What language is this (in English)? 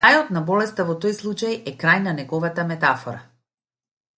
Macedonian